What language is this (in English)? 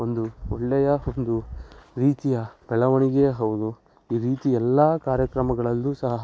Kannada